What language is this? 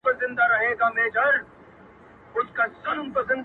Pashto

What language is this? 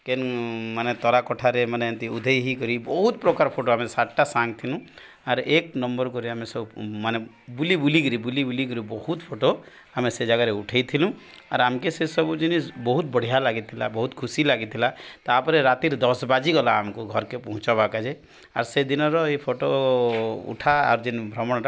Odia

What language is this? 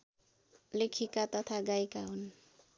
Nepali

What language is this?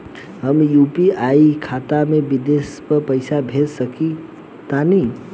Bhojpuri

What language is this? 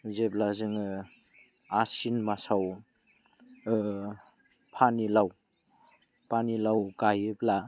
Bodo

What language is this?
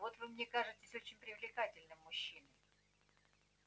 Russian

